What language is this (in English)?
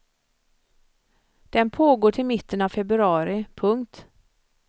Swedish